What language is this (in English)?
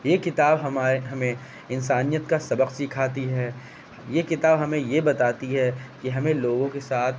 Urdu